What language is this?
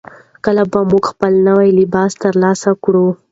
Pashto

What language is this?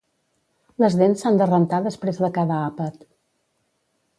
Catalan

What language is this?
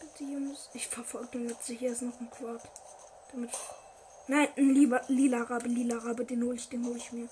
German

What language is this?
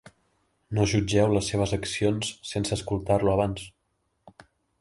Catalan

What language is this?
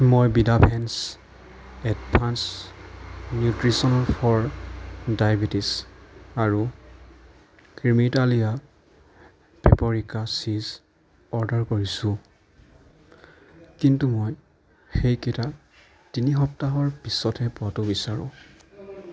Assamese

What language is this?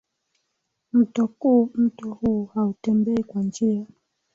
Swahili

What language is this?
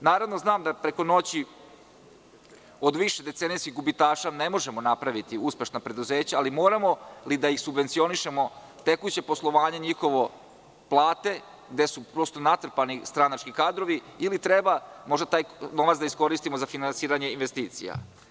Serbian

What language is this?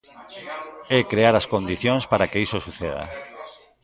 Galician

